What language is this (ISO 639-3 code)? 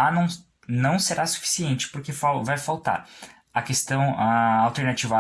por